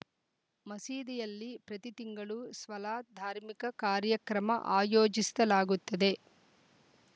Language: Kannada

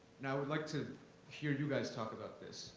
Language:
English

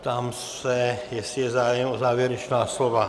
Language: Czech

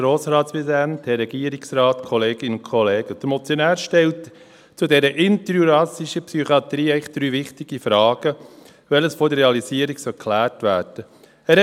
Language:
Swiss German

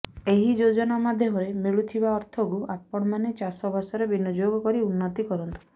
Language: Odia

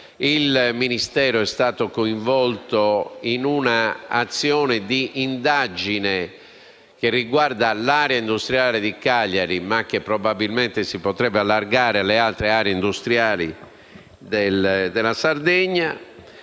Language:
Italian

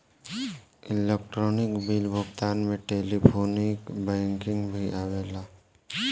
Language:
Bhojpuri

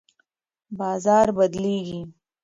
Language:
Pashto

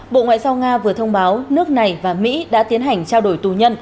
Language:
Vietnamese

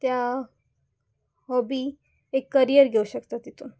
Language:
Konkani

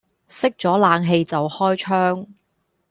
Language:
Cantonese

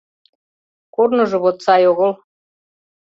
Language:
Mari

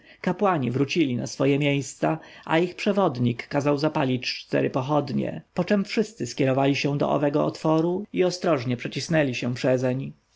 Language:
Polish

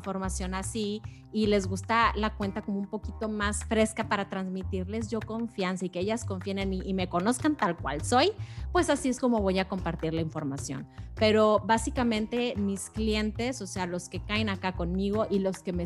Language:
Spanish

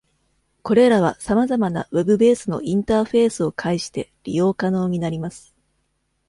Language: Japanese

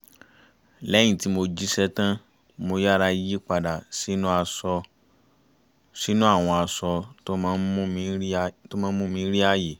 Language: Yoruba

